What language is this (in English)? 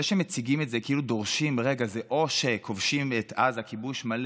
Hebrew